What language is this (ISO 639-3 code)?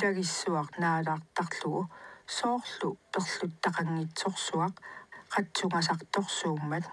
ara